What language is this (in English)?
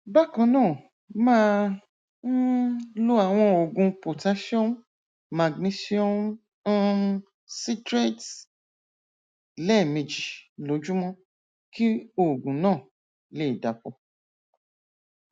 Yoruba